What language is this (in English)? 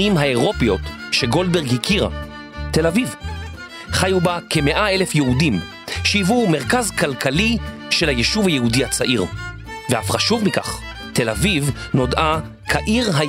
Hebrew